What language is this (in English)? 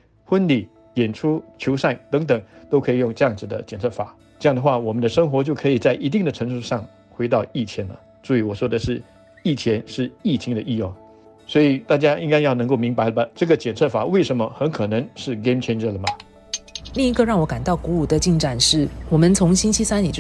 Chinese